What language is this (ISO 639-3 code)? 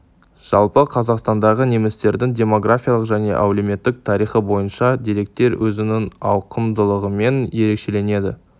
kaz